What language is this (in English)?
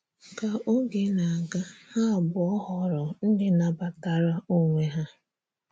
Igbo